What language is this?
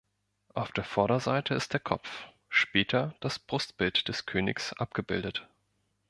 German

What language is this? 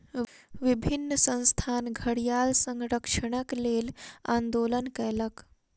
Maithili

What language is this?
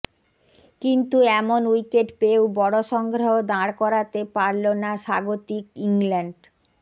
Bangla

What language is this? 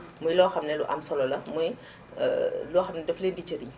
Wolof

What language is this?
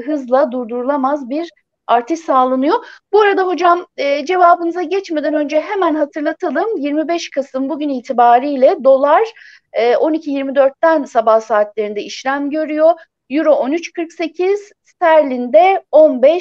Turkish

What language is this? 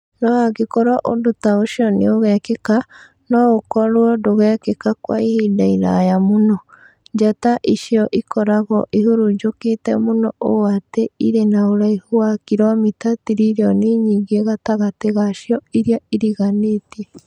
Kikuyu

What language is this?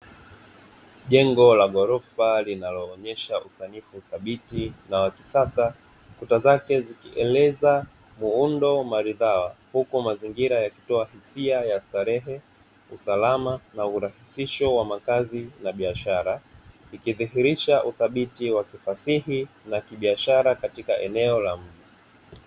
Swahili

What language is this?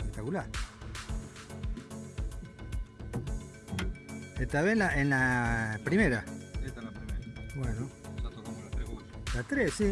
Spanish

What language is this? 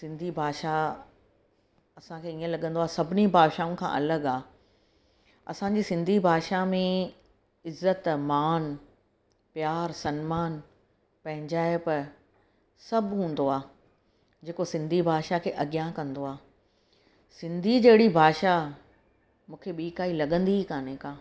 Sindhi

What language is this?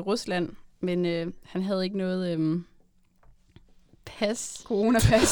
Danish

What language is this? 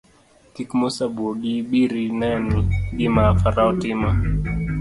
Luo (Kenya and Tanzania)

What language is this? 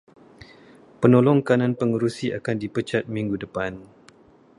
Malay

